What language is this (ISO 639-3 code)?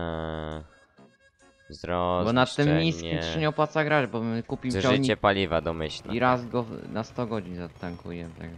pol